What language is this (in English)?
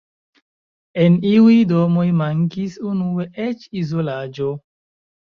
Esperanto